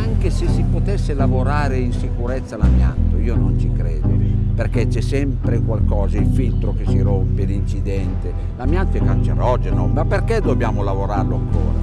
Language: English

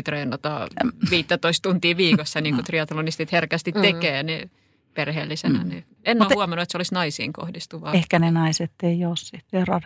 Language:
Finnish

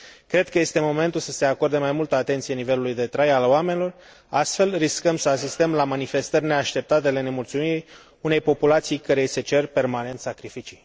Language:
Romanian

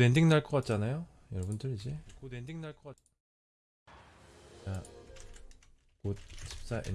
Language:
Korean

